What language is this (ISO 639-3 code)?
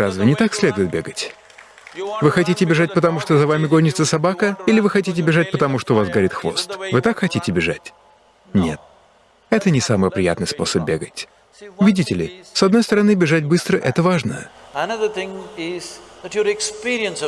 rus